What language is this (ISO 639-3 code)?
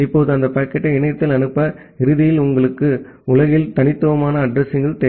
tam